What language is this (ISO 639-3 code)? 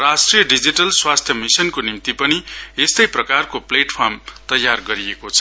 nep